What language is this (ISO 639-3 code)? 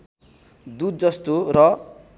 nep